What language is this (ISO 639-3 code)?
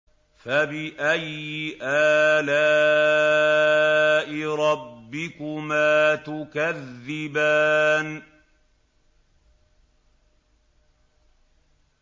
ara